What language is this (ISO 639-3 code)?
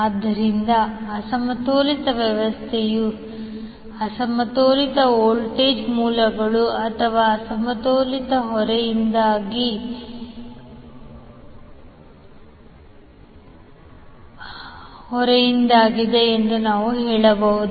kan